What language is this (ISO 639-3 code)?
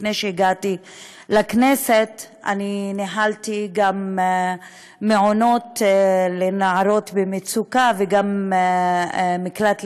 heb